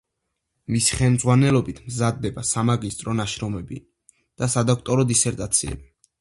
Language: Georgian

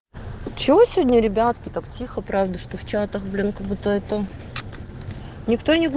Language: Russian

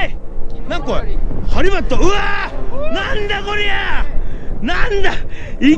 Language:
Japanese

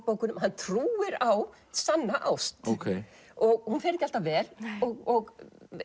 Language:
Icelandic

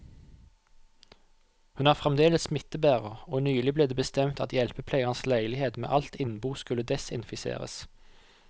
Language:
Norwegian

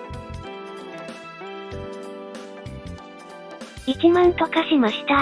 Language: Japanese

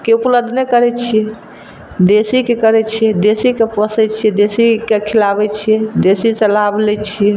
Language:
Maithili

